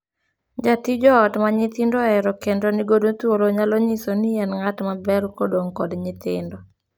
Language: Luo (Kenya and Tanzania)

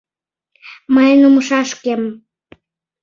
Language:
Mari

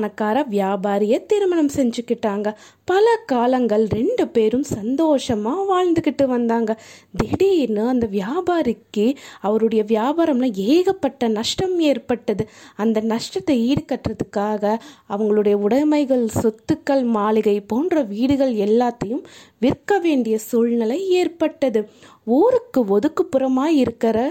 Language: Tamil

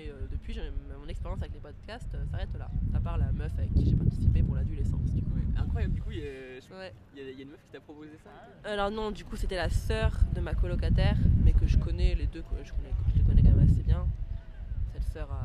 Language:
French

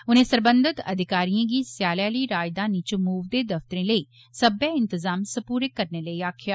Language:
Dogri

